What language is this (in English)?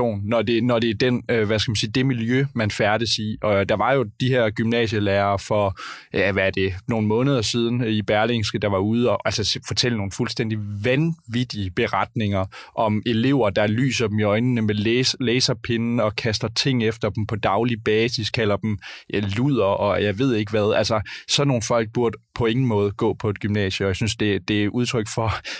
Danish